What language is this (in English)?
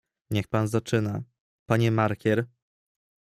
Polish